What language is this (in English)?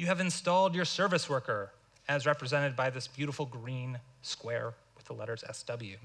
English